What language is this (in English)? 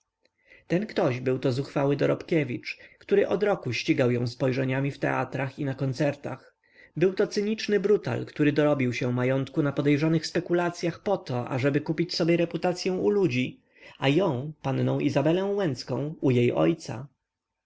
Polish